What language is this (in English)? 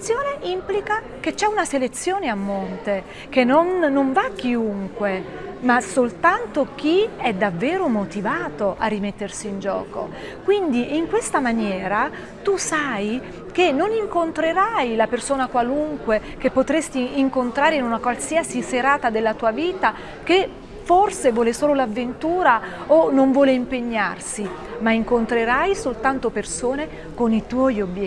Italian